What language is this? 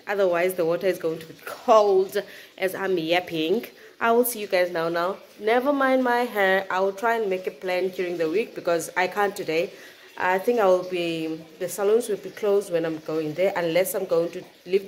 English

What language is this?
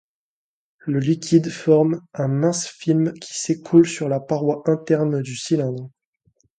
French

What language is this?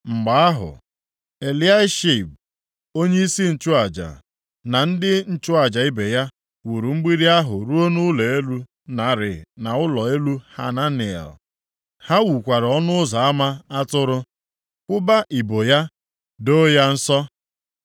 Igbo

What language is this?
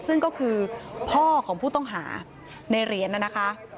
Thai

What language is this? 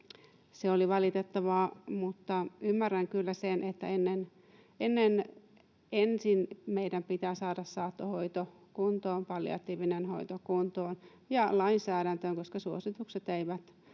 Finnish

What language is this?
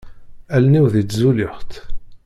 Kabyle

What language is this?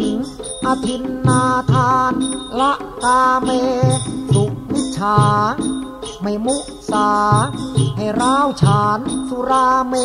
Thai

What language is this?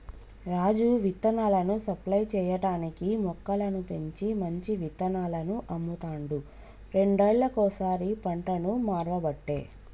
Telugu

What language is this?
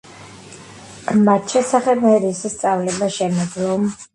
Georgian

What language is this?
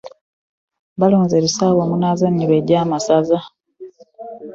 Ganda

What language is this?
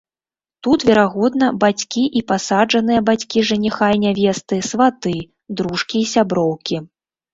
Belarusian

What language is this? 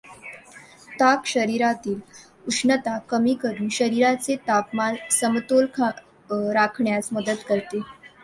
Marathi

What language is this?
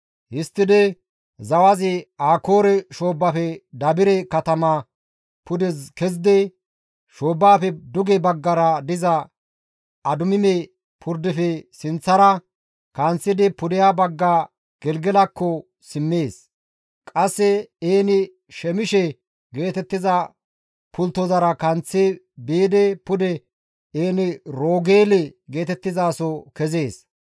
Gamo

